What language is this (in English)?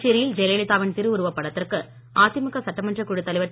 Tamil